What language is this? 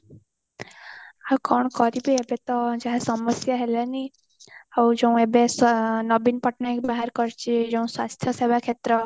Odia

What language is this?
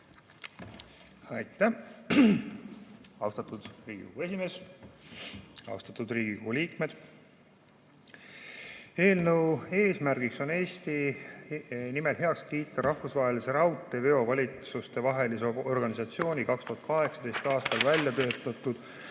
Estonian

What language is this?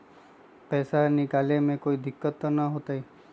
Magahi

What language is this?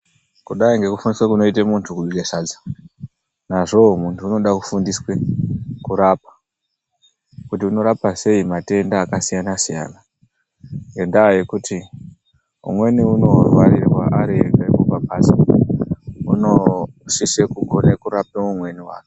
Ndau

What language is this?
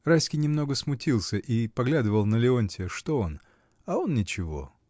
Russian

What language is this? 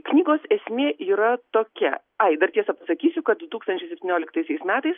Lithuanian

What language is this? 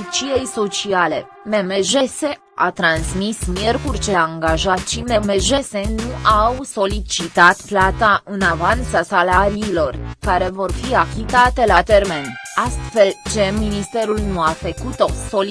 Romanian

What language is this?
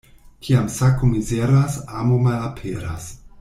Esperanto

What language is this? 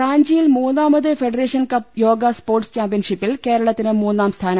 Malayalam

